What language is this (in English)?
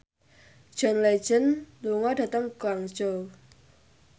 Javanese